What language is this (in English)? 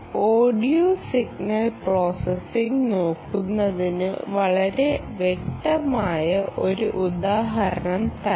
Malayalam